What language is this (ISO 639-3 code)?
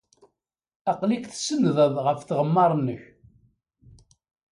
kab